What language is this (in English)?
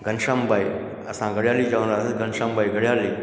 Sindhi